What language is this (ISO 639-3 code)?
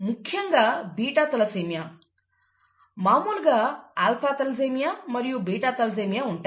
tel